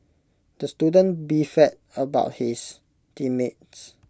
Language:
English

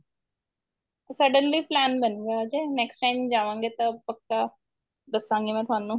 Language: Punjabi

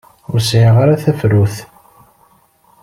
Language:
Kabyle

